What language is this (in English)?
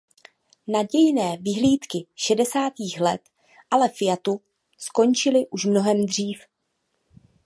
Czech